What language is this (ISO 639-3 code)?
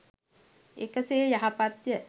sin